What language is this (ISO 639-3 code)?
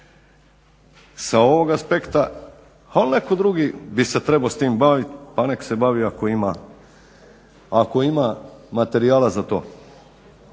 hrv